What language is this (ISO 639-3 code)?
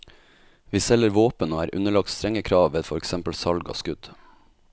nor